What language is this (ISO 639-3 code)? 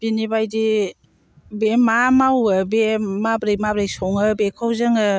brx